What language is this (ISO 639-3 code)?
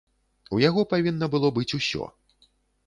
bel